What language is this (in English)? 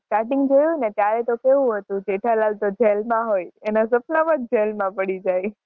Gujarati